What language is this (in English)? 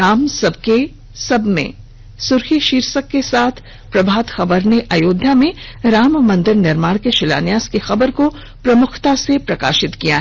Hindi